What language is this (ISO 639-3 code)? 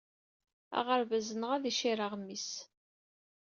kab